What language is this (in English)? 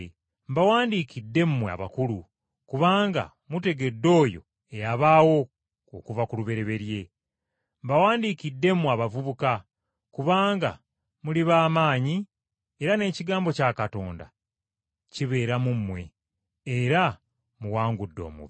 Ganda